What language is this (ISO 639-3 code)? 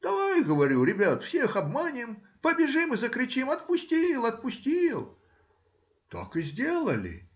rus